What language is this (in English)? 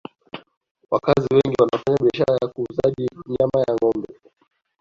Swahili